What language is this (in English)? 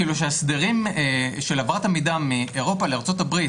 Hebrew